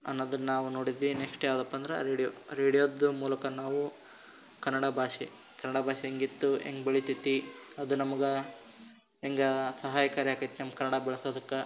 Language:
Kannada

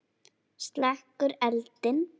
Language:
Icelandic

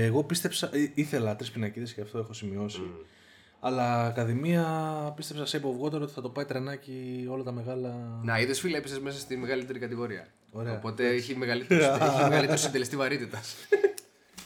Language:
Greek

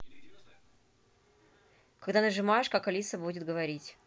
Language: Russian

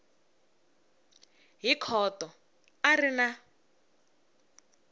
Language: Tsonga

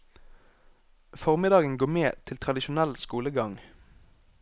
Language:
Norwegian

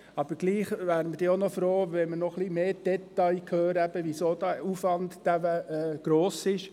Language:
Swiss German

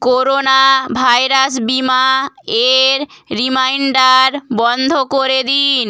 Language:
Bangla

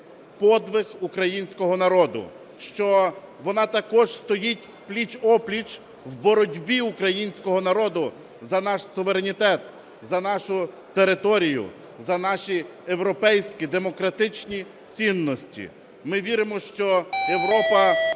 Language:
Ukrainian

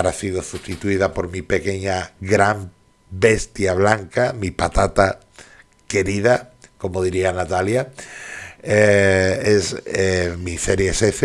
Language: Spanish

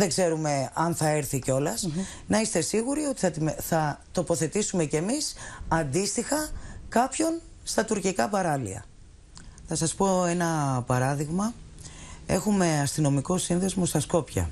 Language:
Greek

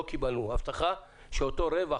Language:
Hebrew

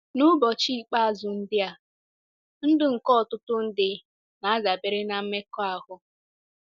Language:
Igbo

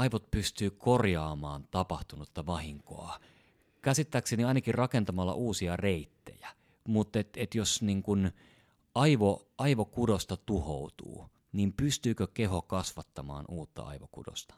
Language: Finnish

